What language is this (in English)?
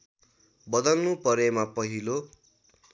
Nepali